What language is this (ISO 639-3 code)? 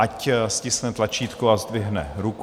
ces